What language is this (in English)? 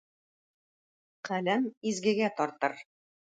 Tatar